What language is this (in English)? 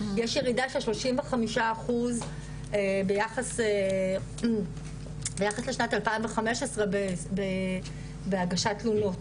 Hebrew